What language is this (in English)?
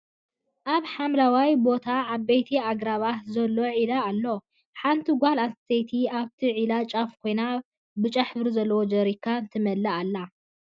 Tigrinya